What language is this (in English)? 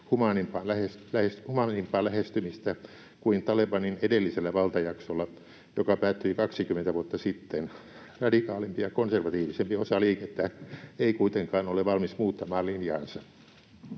Finnish